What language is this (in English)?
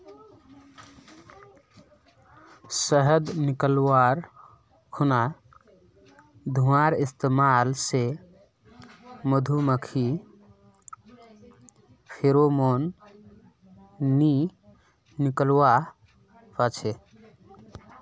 Magahi